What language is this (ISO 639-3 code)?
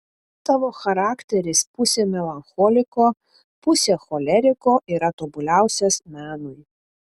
lit